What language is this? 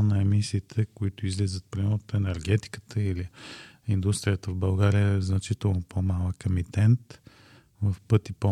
Bulgarian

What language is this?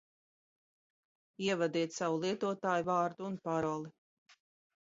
Latvian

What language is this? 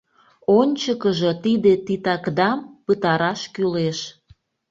Mari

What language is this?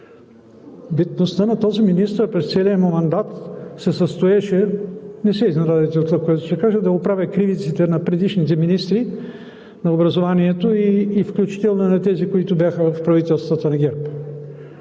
Bulgarian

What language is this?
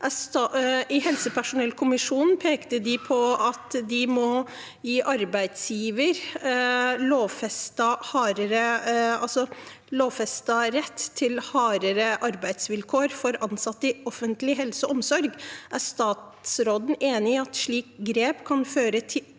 Norwegian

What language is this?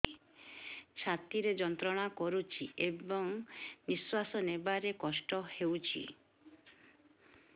Odia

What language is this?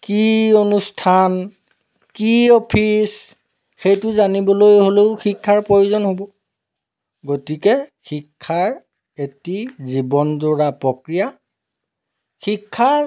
Assamese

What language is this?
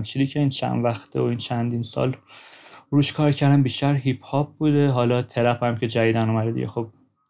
Persian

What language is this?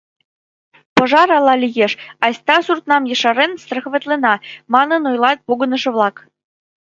Mari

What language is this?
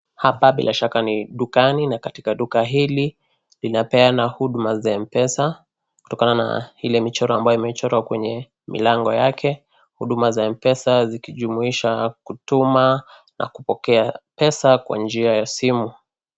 Swahili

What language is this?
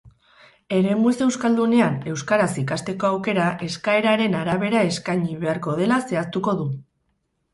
Basque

